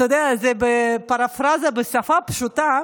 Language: Hebrew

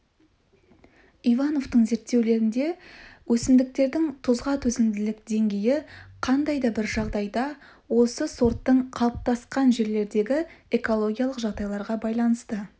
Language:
Kazakh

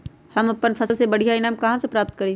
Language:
Magahi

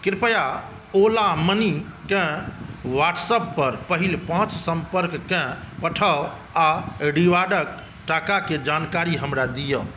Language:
Maithili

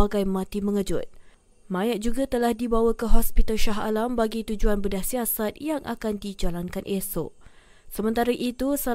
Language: Malay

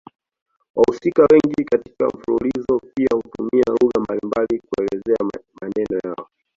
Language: Swahili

